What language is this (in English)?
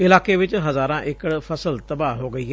Punjabi